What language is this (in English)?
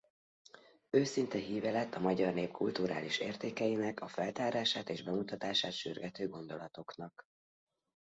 Hungarian